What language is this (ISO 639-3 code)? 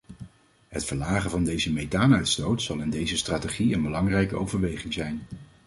nld